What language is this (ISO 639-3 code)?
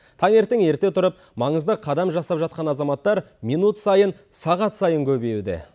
kaz